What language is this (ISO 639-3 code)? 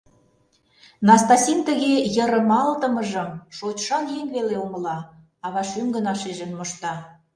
chm